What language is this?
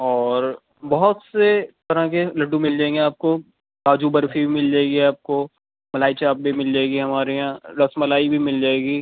Urdu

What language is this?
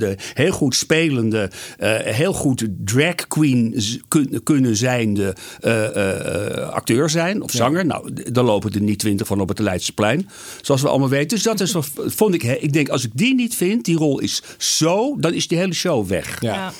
Dutch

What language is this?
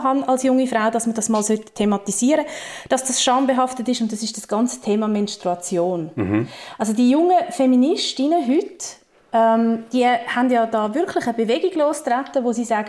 German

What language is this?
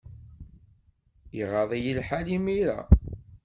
Kabyle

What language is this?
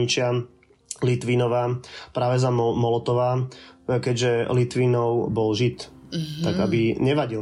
Slovak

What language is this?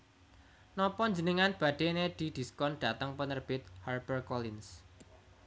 Javanese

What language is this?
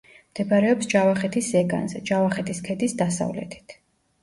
Georgian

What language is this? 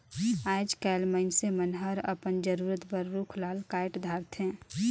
Chhattisgarhi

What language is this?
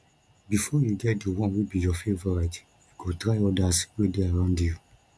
Nigerian Pidgin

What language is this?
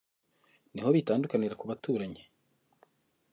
Kinyarwanda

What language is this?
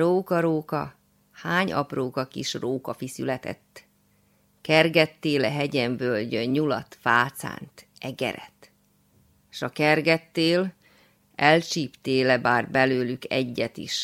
Hungarian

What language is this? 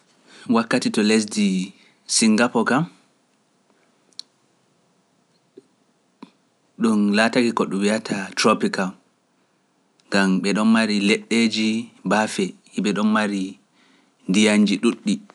Pular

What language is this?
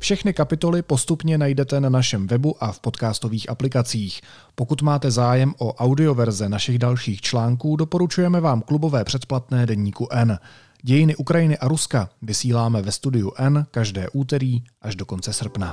Czech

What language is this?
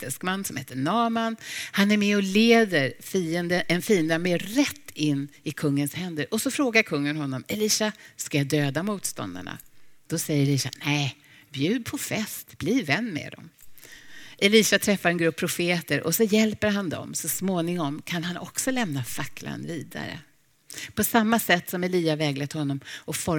Swedish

